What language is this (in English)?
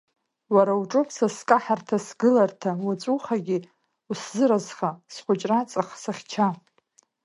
Abkhazian